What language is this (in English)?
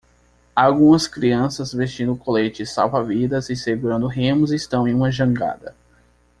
Portuguese